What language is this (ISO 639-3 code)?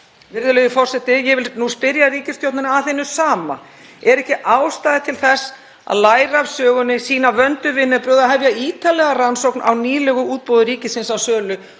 isl